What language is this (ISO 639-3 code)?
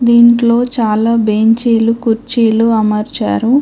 tel